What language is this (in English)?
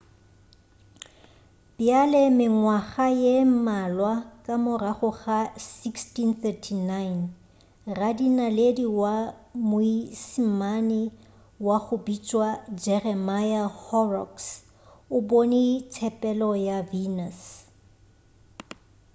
Northern Sotho